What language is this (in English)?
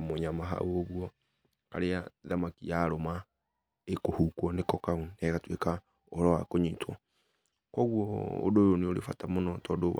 Kikuyu